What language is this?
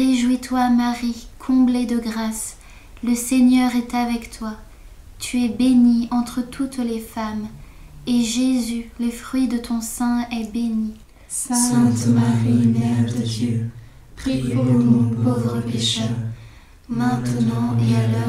French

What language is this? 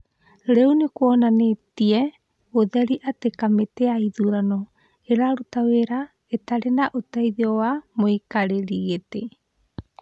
Kikuyu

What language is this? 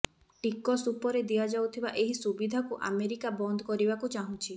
Odia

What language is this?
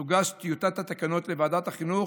Hebrew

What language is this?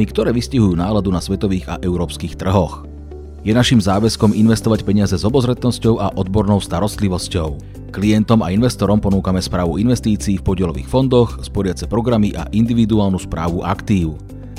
Slovak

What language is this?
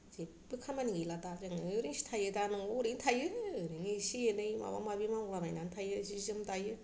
Bodo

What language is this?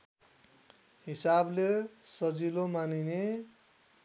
Nepali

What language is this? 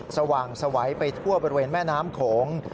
Thai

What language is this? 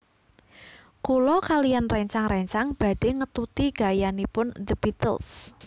Javanese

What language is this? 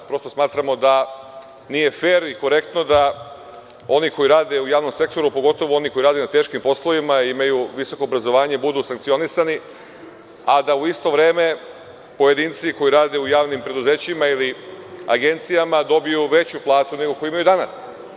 Serbian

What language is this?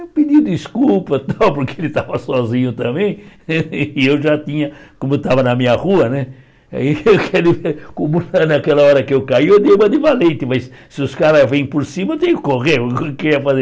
Portuguese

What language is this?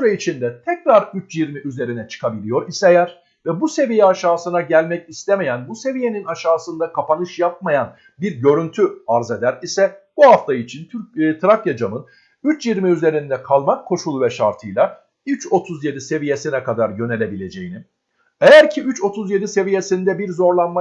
Turkish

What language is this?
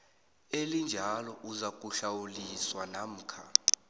South Ndebele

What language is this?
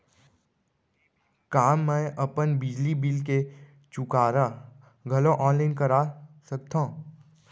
Chhattisgarhi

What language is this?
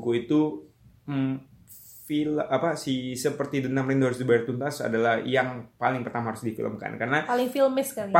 Indonesian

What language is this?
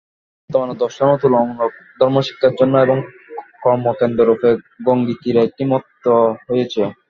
Bangla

